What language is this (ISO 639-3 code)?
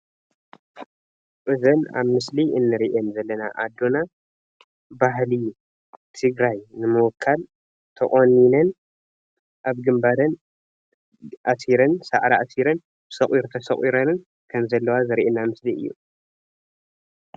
tir